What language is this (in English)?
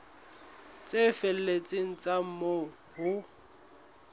Southern Sotho